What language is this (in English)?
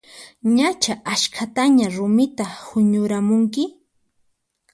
Puno Quechua